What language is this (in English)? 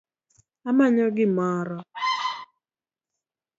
Luo (Kenya and Tanzania)